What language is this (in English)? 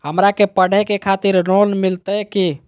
Magahi